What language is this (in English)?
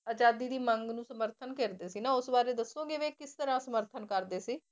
Punjabi